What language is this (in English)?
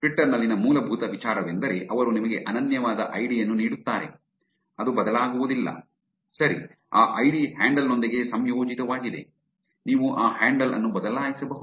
Kannada